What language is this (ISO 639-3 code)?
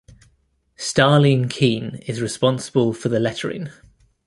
eng